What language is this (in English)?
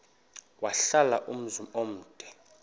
Xhosa